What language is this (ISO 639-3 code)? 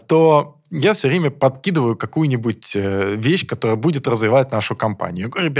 rus